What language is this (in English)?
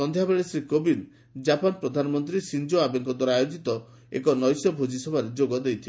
Odia